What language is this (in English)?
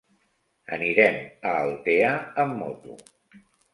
Catalan